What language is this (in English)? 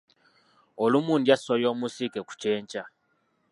Ganda